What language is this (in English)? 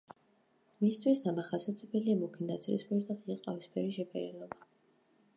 Georgian